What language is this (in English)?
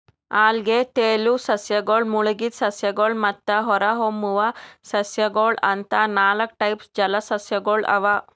Kannada